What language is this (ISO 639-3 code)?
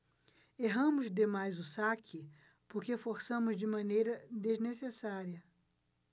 por